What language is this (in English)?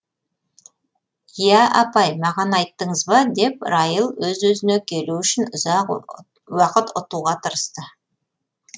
Kazakh